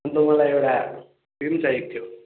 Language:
Nepali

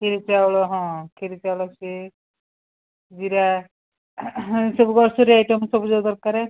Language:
Odia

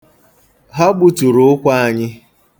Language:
Igbo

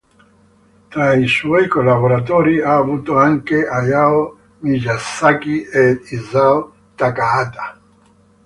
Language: Italian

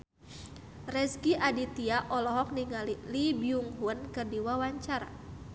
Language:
Sundanese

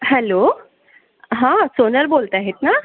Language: Marathi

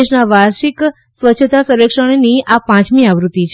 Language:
Gujarati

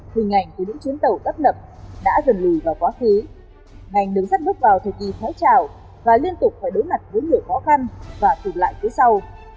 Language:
Vietnamese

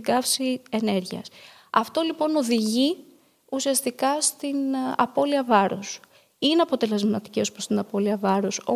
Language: Greek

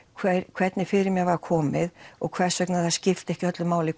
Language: Icelandic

